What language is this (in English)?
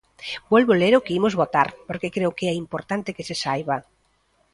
Galician